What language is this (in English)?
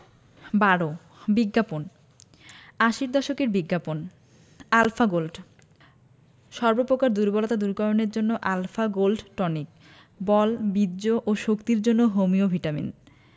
Bangla